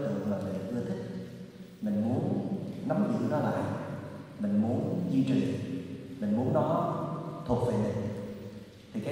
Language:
Vietnamese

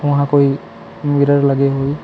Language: Chhattisgarhi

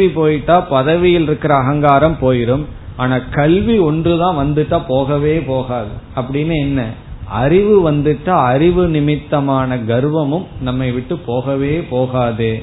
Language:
Tamil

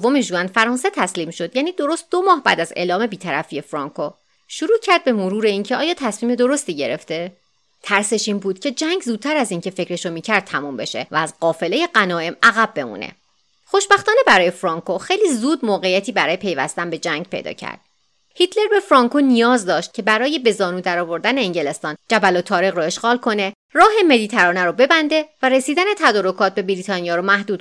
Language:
Persian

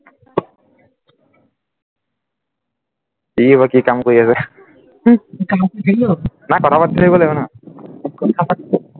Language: Assamese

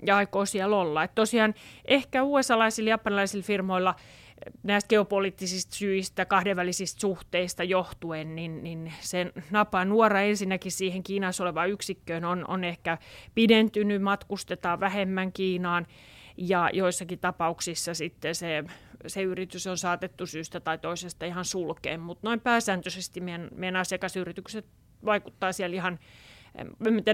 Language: Finnish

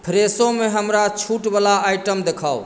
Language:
Maithili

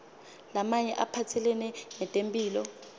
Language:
Swati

